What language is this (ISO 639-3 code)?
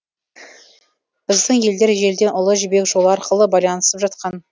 kaz